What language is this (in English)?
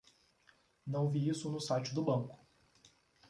Portuguese